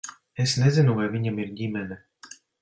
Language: Latvian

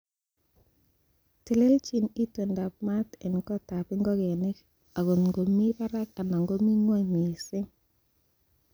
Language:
Kalenjin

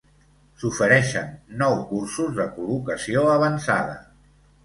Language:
Catalan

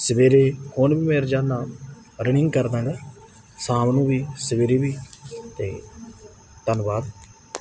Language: Punjabi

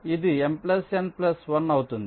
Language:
Telugu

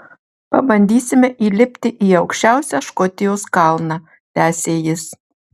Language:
Lithuanian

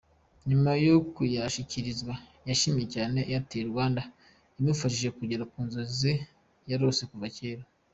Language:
Kinyarwanda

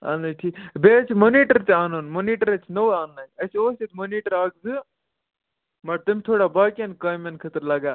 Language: Kashmiri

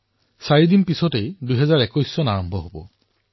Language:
Assamese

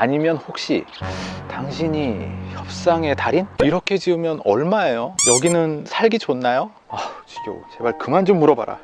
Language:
Korean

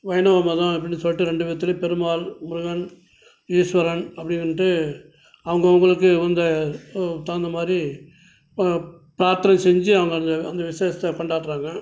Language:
Tamil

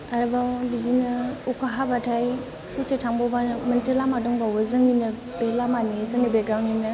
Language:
Bodo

